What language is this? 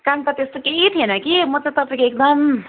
Nepali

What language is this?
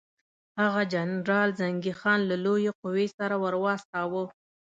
Pashto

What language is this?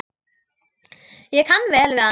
Icelandic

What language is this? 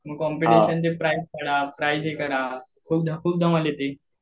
Marathi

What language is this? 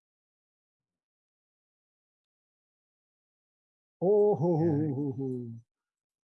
Indonesian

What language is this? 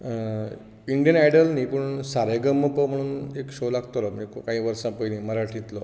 Konkani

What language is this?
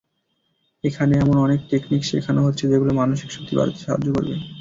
Bangla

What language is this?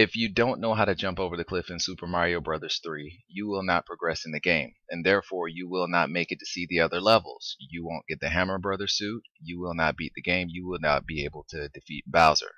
English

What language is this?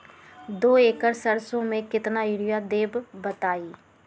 Magahi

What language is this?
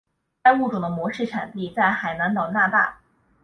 Chinese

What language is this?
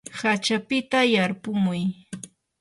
Yanahuanca Pasco Quechua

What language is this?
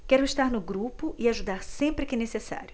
Portuguese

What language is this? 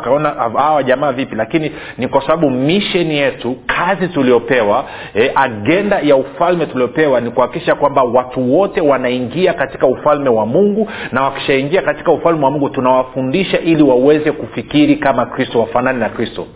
Swahili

